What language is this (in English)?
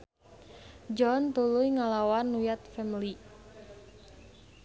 Sundanese